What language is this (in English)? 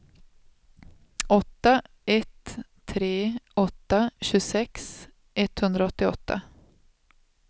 Swedish